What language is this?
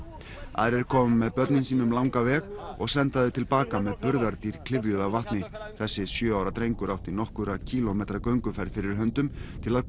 Icelandic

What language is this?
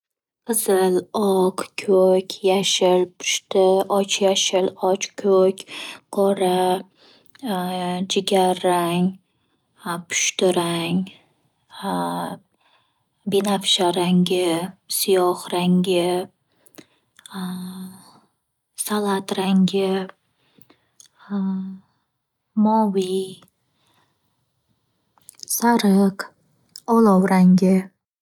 Uzbek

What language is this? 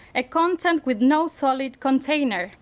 English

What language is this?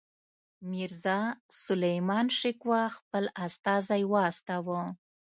Pashto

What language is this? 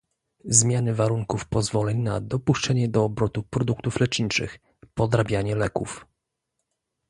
Polish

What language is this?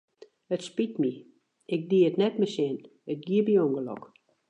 Western Frisian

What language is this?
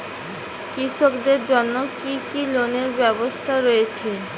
Bangla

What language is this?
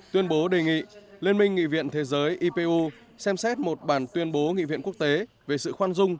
Vietnamese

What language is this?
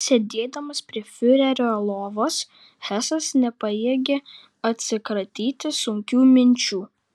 Lithuanian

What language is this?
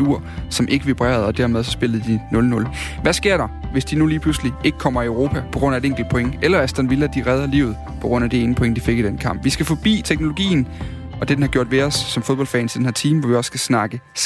Danish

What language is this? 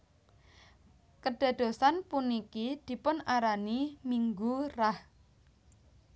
Javanese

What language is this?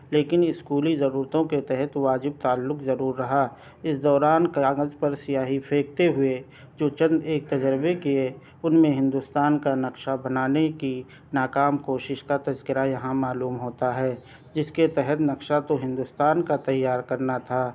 Urdu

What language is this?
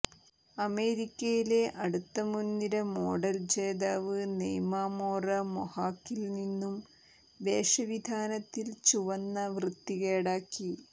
Malayalam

